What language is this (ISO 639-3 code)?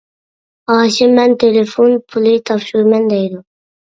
uig